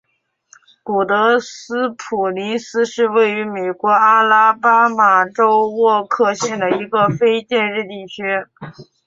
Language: Chinese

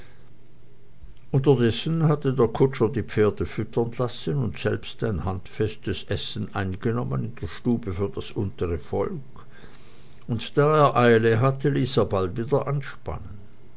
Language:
German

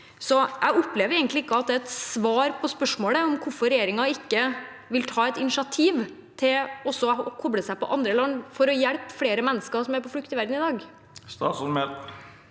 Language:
Norwegian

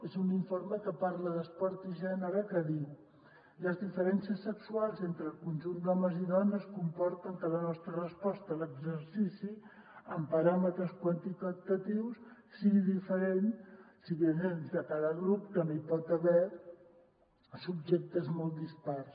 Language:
Catalan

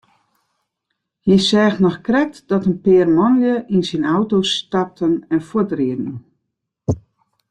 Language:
Western Frisian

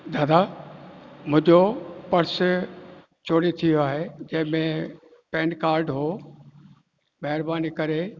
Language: Sindhi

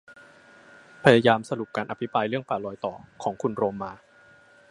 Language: Thai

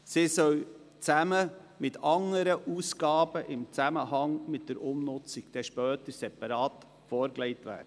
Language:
Swiss German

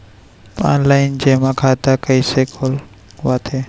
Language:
Chhattisgarhi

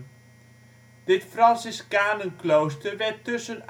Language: Dutch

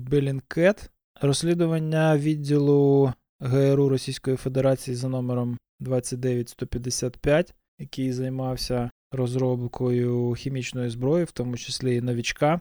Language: Ukrainian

